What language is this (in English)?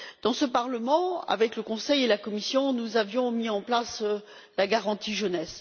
French